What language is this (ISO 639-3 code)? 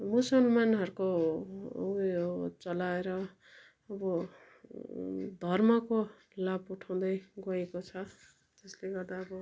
nep